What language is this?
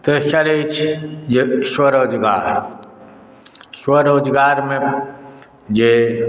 Maithili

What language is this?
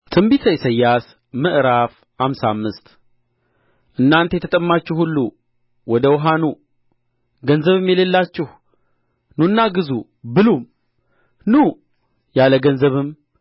Amharic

